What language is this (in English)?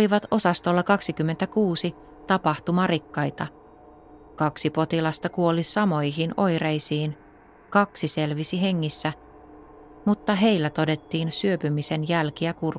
Finnish